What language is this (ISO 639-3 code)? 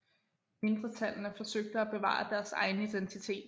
dan